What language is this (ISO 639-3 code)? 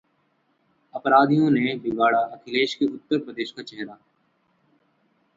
hin